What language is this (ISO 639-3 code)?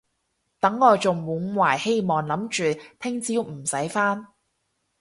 yue